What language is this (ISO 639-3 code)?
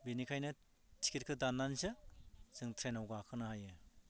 brx